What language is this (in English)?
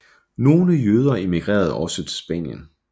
Danish